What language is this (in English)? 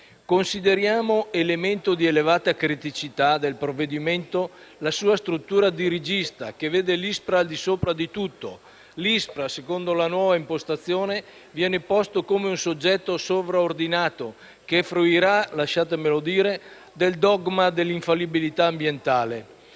Italian